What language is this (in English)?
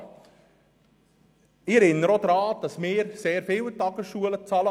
Swiss German